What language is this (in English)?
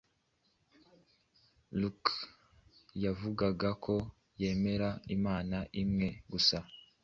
Kinyarwanda